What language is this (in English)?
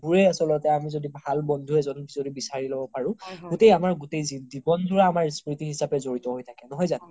Assamese